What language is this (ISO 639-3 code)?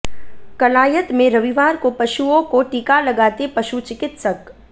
hin